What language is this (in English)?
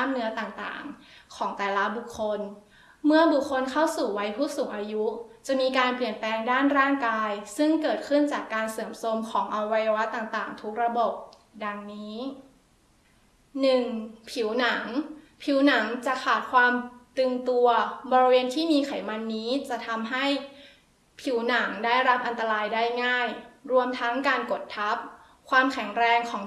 Thai